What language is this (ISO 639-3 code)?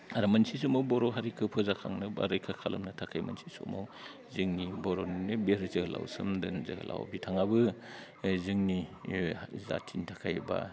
brx